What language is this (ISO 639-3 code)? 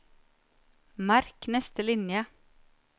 nor